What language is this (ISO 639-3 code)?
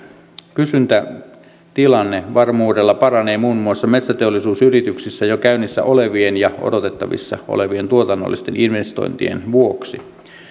fin